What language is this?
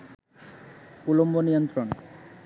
Bangla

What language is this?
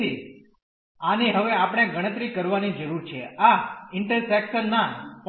Gujarati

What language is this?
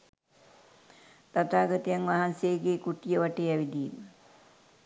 Sinhala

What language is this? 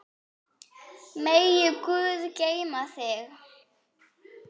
Icelandic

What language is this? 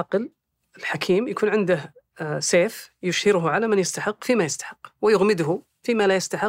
Arabic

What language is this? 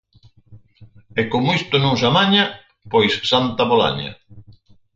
Galician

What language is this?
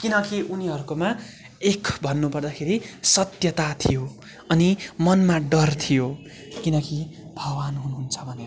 Nepali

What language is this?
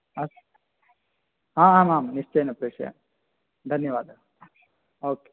Sanskrit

